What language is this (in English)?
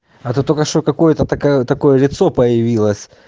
Russian